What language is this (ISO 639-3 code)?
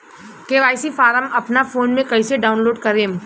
bho